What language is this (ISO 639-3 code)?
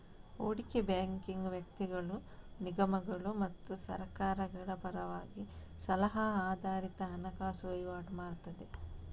kan